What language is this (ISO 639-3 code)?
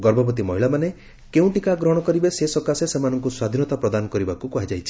ori